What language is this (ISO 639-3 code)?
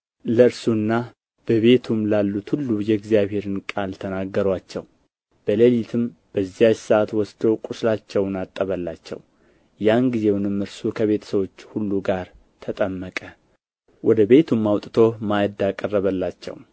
amh